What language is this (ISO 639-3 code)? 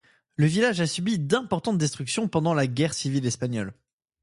fra